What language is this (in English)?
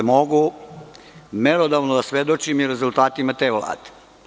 Serbian